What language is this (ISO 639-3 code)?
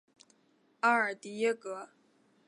zho